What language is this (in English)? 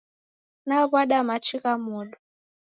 Taita